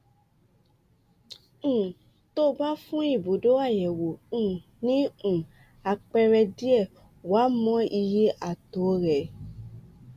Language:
Yoruba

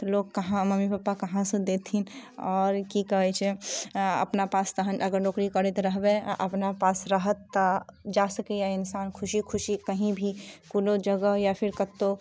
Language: Maithili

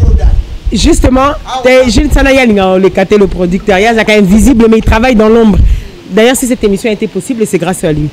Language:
French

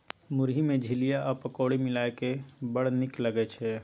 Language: Maithili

